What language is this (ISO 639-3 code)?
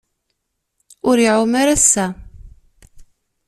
kab